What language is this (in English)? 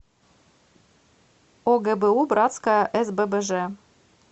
Russian